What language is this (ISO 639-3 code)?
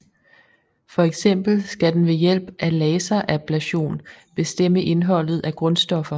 dan